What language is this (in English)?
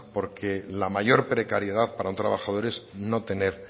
Spanish